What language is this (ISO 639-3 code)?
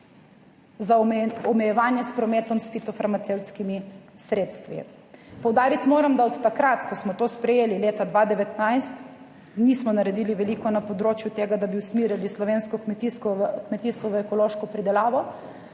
slv